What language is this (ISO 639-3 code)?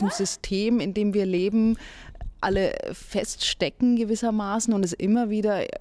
deu